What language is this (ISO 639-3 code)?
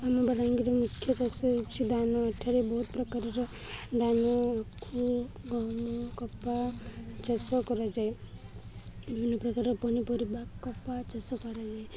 ori